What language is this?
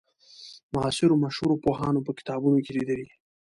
Pashto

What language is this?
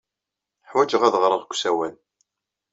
Kabyle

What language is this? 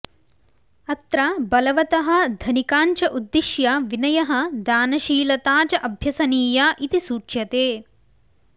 Sanskrit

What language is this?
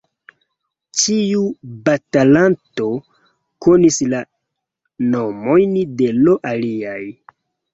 Esperanto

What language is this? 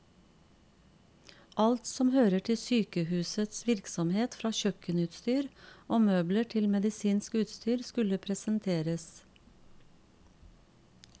Norwegian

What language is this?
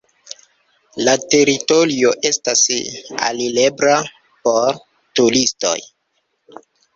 Esperanto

